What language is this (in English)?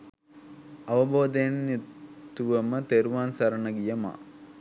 Sinhala